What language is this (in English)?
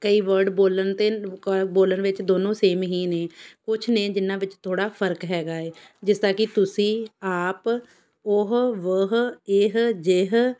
Punjabi